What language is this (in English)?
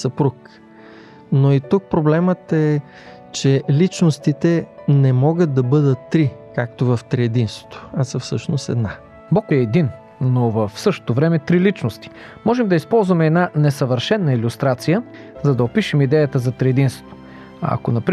Bulgarian